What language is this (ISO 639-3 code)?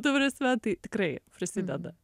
lit